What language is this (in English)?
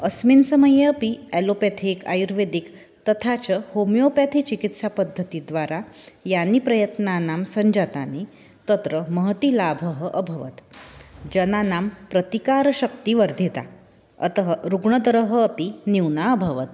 Sanskrit